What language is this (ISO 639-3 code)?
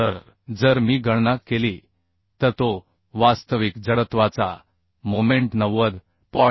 mar